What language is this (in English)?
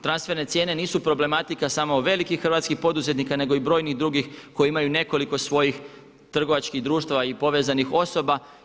Croatian